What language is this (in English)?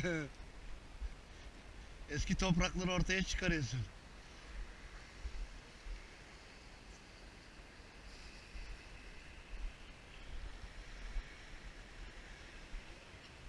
Turkish